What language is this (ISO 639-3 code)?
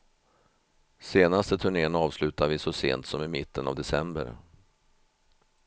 swe